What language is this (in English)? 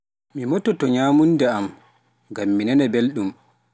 Pular